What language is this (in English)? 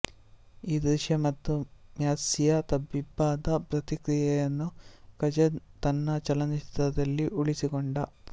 Kannada